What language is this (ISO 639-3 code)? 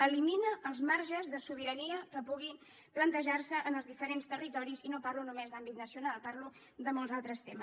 cat